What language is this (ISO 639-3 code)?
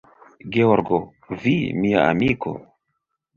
epo